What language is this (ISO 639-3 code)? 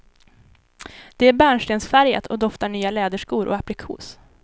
swe